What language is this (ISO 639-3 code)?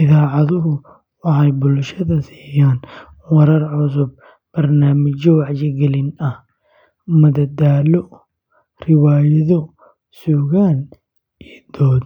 som